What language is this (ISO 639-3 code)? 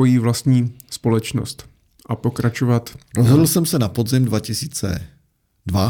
ces